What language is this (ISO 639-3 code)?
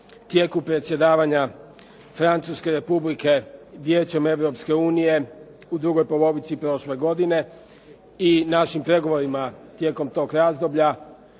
hrv